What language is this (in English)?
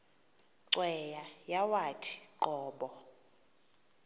Xhosa